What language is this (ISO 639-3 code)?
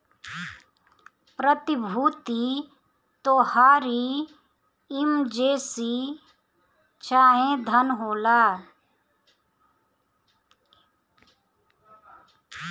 bho